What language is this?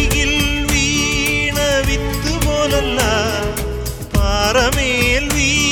Malayalam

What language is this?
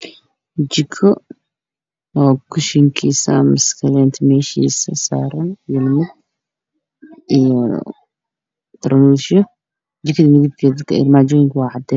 Somali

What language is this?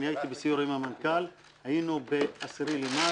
Hebrew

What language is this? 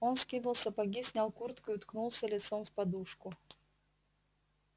Russian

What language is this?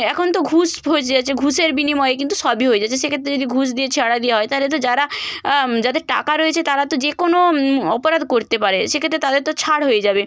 Bangla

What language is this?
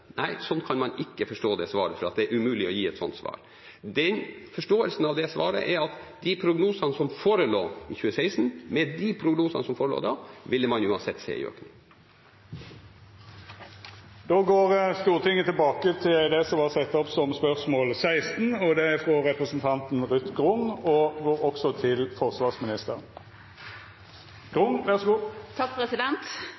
Norwegian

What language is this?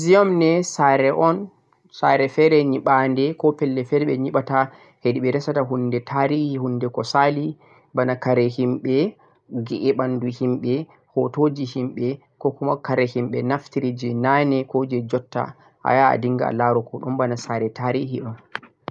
Central-Eastern Niger Fulfulde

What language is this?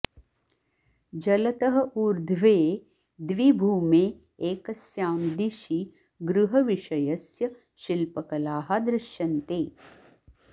Sanskrit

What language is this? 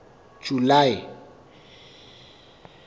Southern Sotho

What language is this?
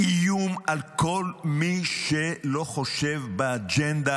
Hebrew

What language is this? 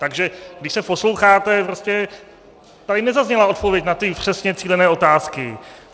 Czech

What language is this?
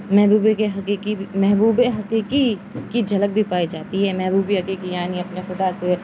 Urdu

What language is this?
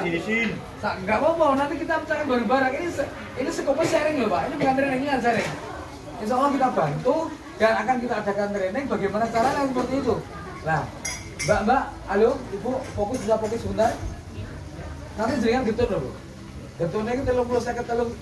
Indonesian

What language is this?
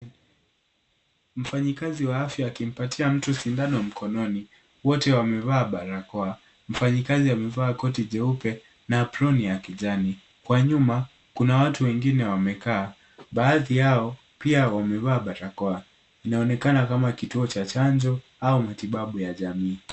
Swahili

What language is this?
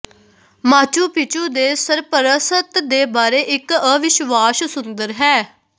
Punjabi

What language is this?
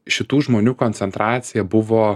Lithuanian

